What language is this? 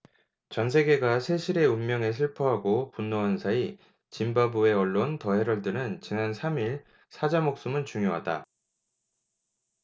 Korean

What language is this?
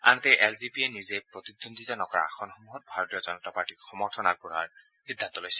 Assamese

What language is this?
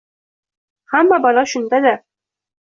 Uzbek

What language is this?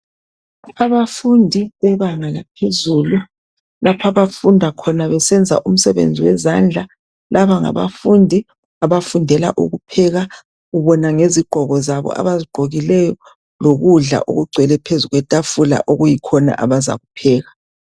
North Ndebele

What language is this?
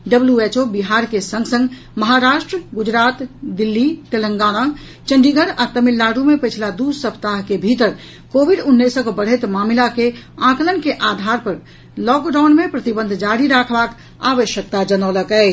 Maithili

